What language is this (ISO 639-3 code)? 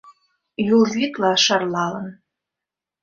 chm